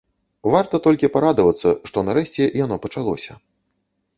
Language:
Belarusian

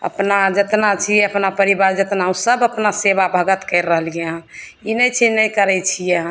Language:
Maithili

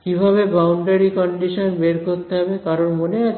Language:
Bangla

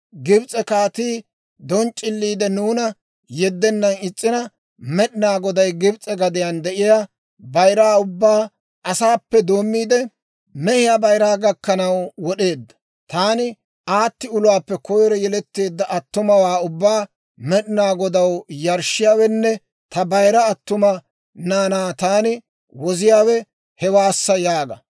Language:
Dawro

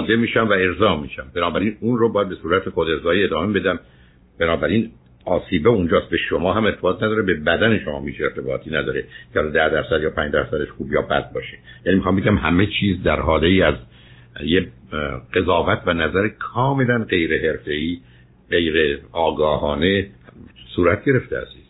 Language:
Persian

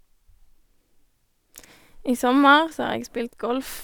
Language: Norwegian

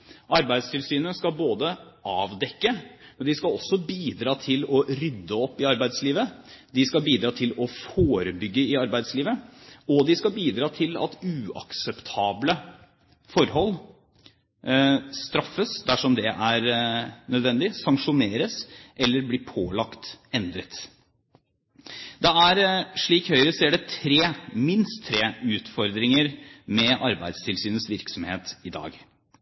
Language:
Norwegian Bokmål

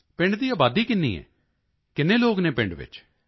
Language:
Punjabi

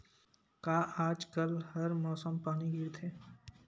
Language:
Chhattisgarhi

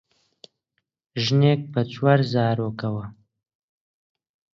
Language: Central Kurdish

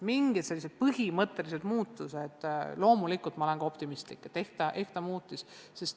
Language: Estonian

